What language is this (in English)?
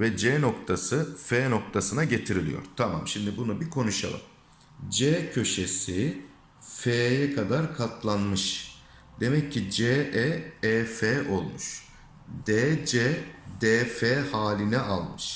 Turkish